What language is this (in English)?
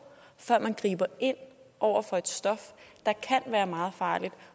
Danish